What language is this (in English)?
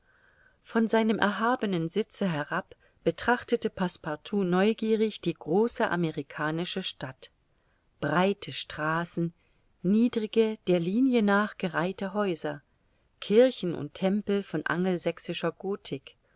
German